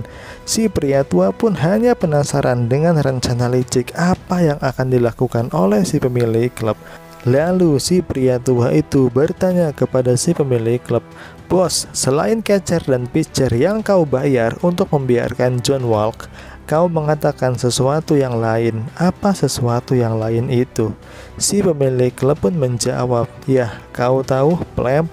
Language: Indonesian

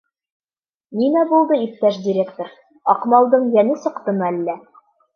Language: Bashkir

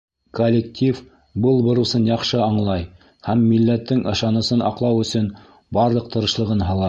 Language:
Bashkir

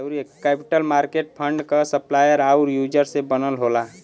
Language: Bhojpuri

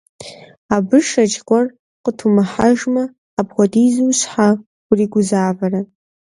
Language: Kabardian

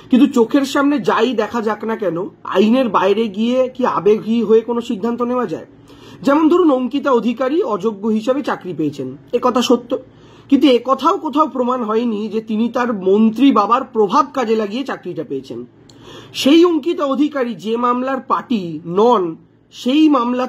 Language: Hindi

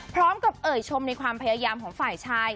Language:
Thai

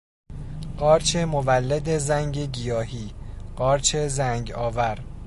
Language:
Persian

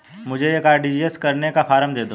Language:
Hindi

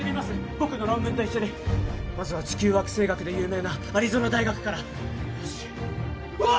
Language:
Japanese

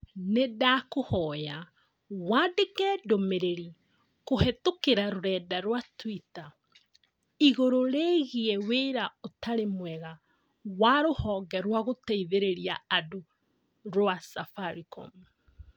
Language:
Kikuyu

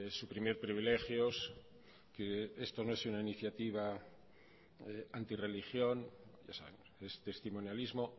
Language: Spanish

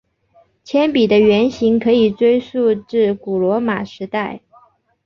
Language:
Chinese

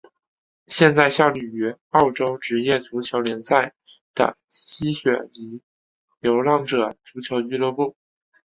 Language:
Chinese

